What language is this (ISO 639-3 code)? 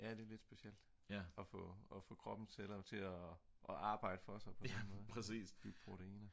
dan